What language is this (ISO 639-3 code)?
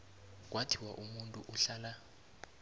nbl